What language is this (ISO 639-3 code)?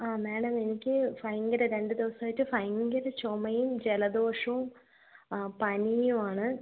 mal